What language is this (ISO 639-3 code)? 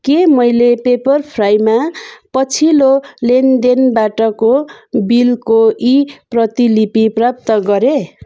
nep